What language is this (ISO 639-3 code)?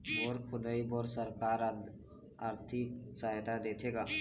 hne